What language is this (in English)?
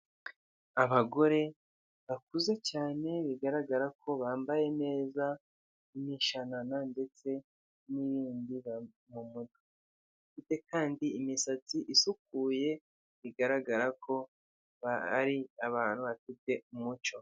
Kinyarwanda